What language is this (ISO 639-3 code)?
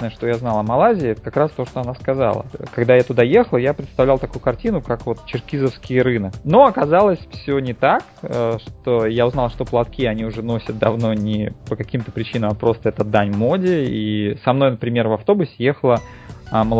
rus